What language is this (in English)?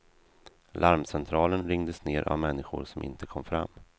Swedish